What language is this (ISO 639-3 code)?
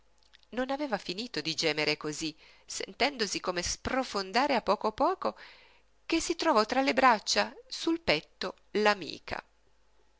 ita